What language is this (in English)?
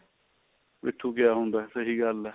Punjabi